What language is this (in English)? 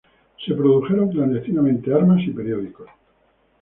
Spanish